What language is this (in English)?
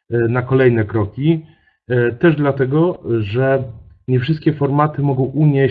Polish